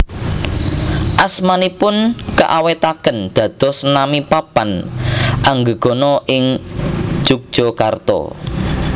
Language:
Javanese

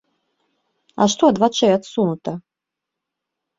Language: Belarusian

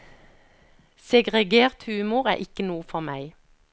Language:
Norwegian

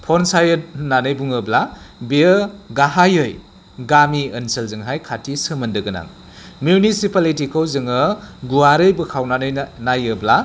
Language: Bodo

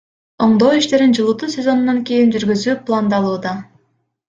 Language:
Kyrgyz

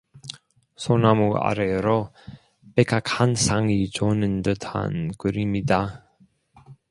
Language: Korean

